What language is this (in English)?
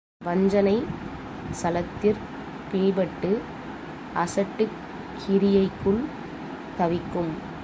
Tamil